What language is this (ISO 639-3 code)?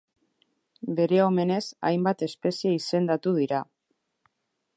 eus